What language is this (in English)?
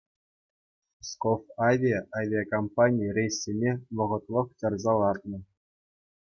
Chuvash